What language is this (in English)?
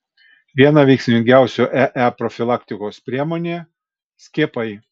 Lithuanian